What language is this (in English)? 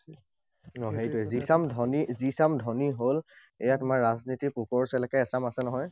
Assamese